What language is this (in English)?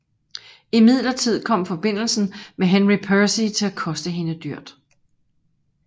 Danish